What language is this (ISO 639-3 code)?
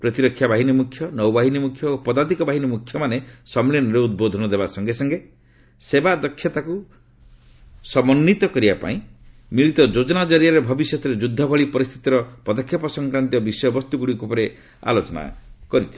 ori